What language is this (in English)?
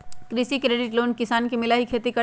Magahi